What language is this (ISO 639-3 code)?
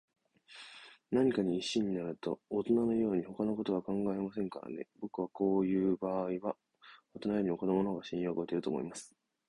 jpn